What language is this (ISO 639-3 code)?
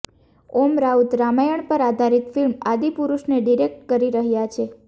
guj